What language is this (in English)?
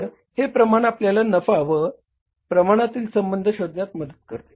Marathi